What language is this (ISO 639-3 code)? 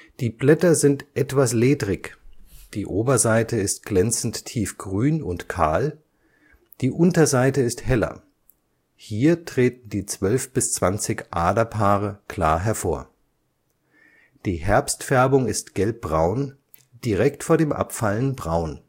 deu